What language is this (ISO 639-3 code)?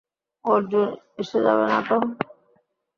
ben